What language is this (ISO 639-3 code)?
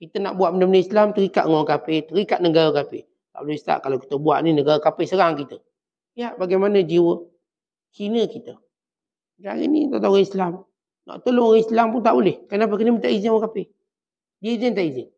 msa